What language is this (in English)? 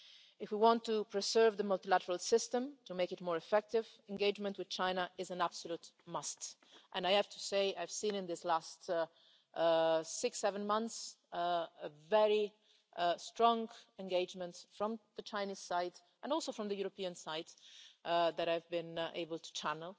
English